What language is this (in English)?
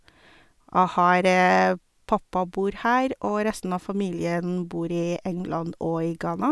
Norwegian